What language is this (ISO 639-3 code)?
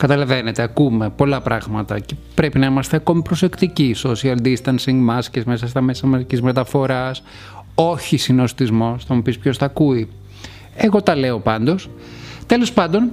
ell